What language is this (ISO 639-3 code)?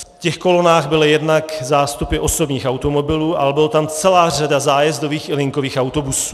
ces